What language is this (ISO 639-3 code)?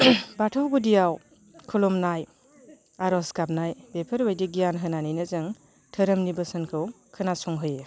brx